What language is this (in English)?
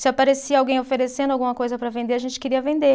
Portuguese